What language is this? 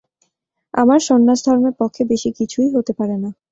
Bangla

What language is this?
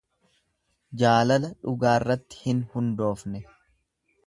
Oromo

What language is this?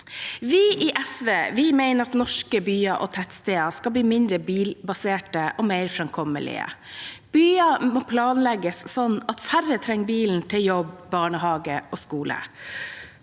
Norwegian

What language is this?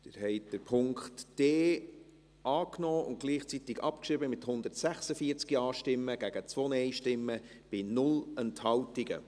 Swiss German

